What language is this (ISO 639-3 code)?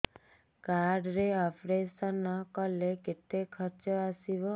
ori